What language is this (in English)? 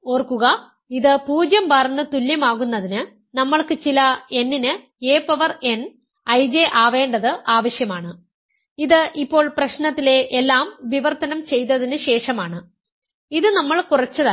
Malayalam